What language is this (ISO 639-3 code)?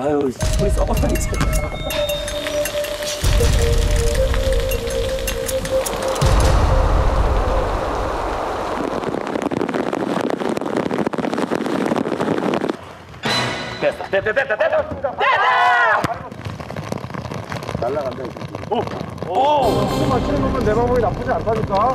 kor